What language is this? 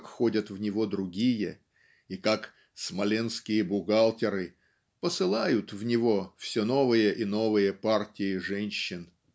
Russian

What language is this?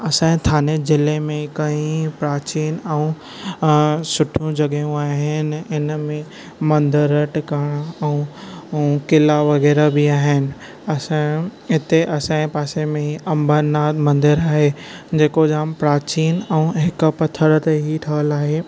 Sindhi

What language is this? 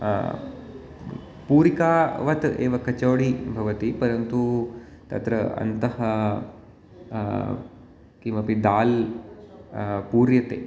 Sanskrit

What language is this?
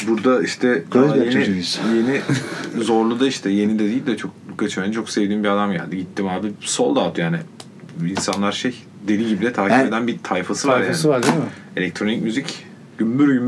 Turkish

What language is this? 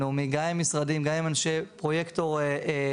Hebrew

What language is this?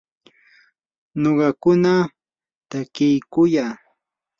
Yanahuanca Pasco Quechua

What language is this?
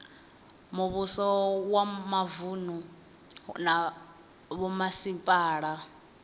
Venda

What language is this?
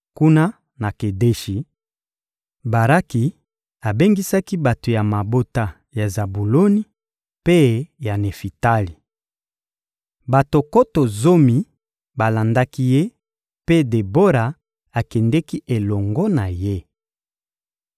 Lingala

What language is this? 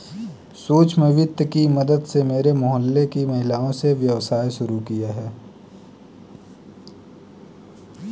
Hindi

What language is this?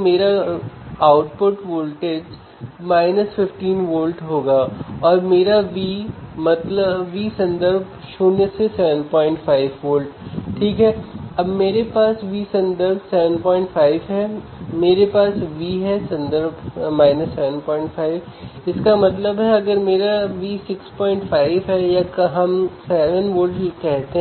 Hindi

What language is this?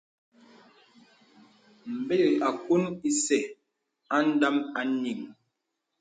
Bebele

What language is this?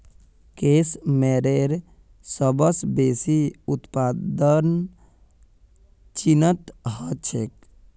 Magahi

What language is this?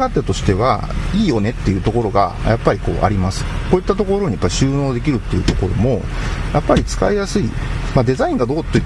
Japanese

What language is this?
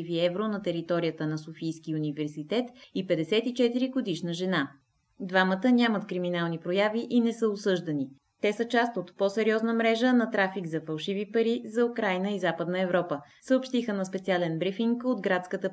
Bulgarian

